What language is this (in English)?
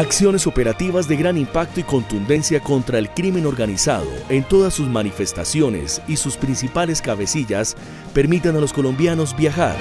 Spanish